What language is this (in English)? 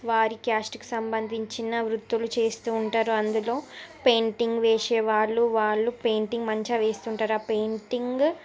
Telugu